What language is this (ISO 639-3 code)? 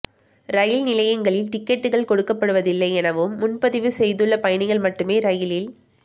tam